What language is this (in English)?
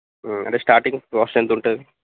Telugu